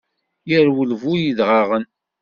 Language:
Kabyle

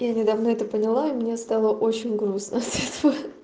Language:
Russian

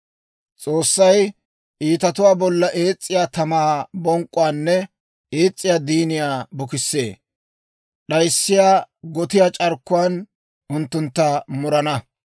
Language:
Dawro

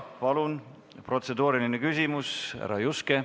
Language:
Estonian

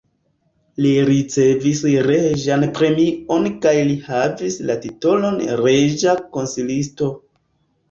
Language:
Esperanto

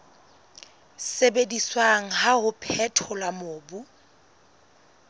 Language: Southern Sotho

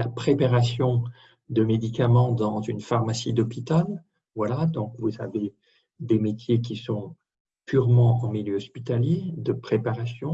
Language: French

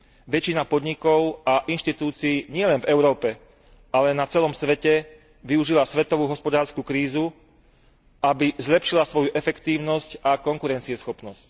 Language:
Slovak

